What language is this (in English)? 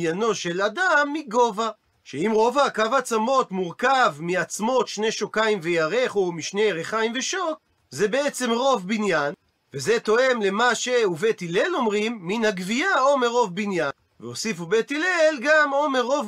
Hebrew